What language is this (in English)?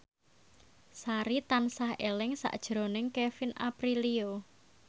Javanese